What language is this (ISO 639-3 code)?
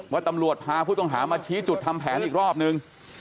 tha